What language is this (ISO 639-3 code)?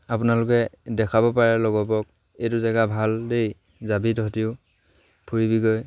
asm